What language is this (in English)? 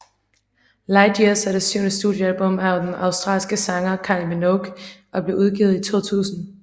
Danish